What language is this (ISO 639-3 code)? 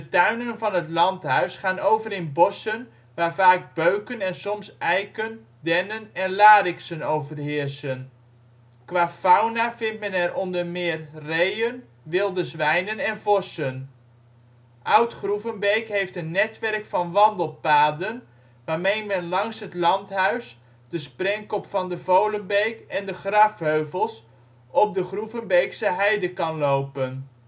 nld